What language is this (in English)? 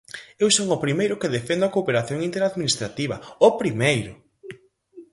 Galician